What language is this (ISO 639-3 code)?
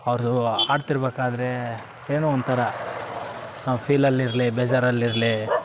kan